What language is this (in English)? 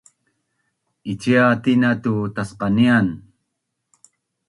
Bunun